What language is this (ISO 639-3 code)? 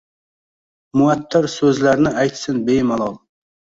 uzb